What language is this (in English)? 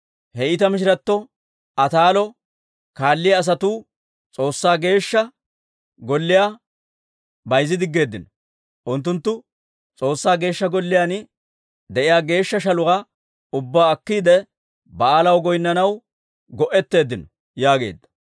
Dawro